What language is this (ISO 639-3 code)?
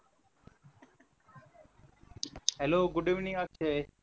mar